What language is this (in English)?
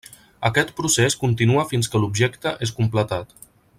Catalan